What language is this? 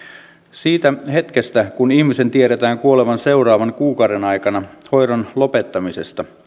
Finnish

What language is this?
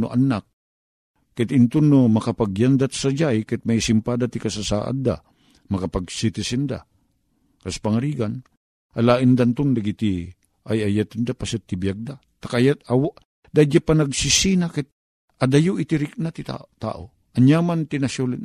Filipino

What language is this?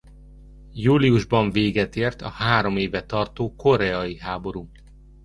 Hungarian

